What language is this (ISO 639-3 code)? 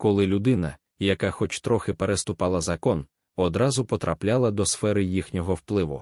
ukr